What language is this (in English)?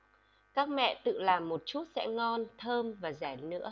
Vietnamese